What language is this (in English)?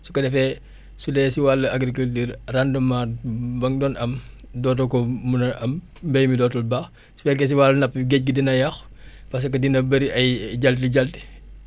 Wolof